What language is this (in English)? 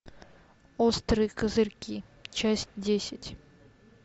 Russian